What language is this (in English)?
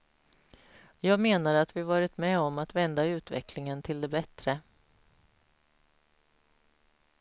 Swedish